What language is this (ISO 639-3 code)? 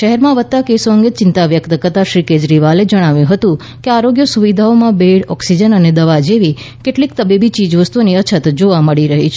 guj